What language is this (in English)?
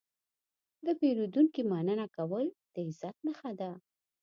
Pashto